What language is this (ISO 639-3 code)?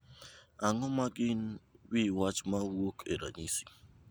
luo